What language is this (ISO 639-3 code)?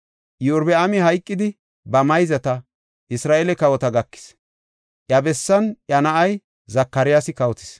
gof